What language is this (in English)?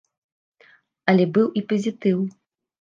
Belarusian